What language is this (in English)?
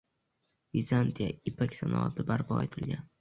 Uzbek